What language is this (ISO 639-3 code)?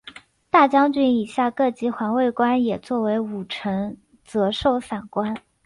zho